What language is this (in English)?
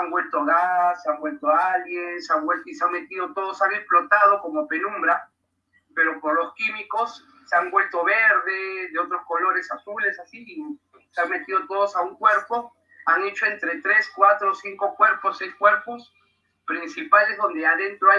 Spanish